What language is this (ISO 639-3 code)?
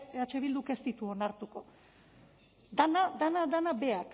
eus